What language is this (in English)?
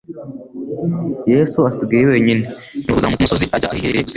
Kinyarwanda